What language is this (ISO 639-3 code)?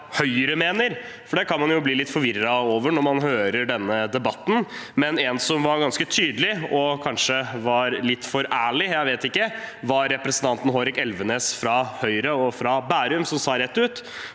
nor